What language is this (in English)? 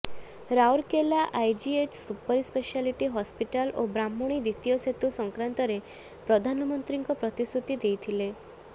Odia